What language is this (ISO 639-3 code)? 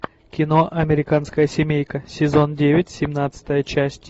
rus